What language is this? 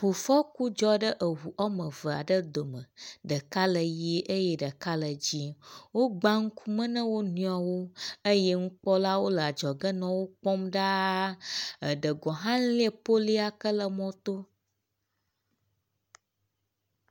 Ewe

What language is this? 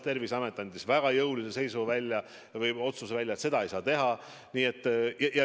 Estonian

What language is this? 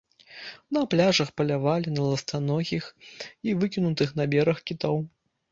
Belarusian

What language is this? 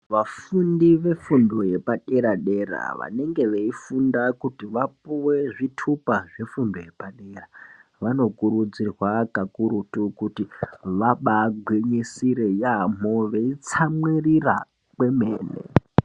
Ndau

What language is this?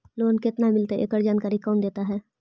Magahi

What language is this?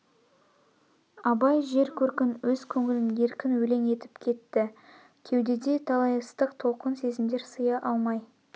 Kazakh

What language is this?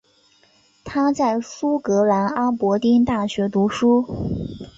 Chinese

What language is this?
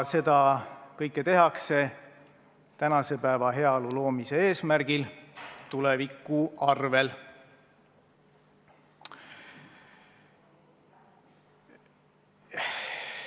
Estonian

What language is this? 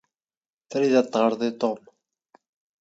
Standard Moroccan Tamazight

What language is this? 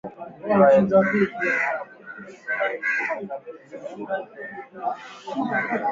Swahili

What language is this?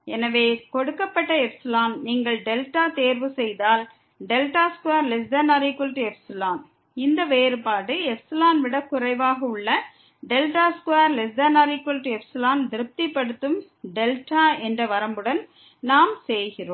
Tamil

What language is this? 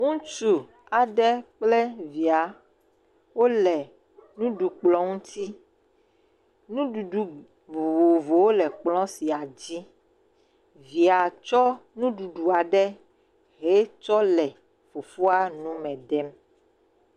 Ewe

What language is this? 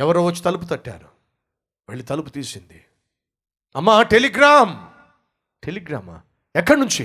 Telugu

